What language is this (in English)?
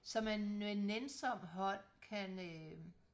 Danish